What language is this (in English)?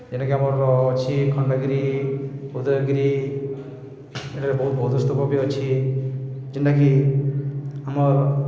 Odia